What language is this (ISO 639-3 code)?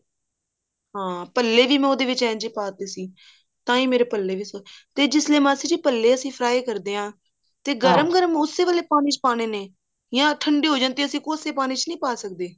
pan